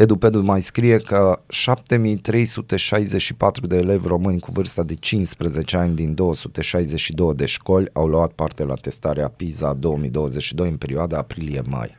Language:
Romanian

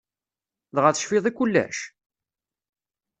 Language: Kabyle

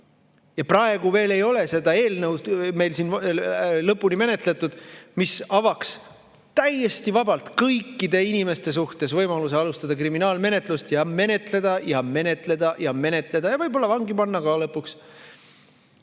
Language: Estonian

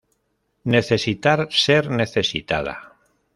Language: Spanish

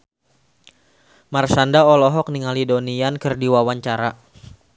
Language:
Sundanese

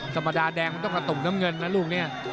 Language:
Thai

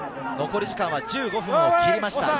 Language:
Japanese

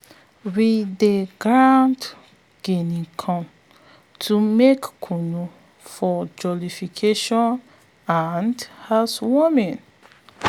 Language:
Nigerian Pidgin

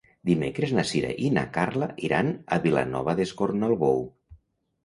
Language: Catalan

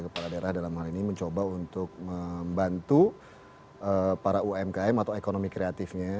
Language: Indonesian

